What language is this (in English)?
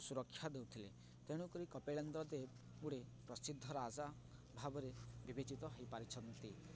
Odia